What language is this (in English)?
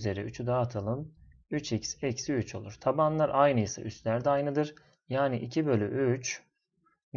Turkish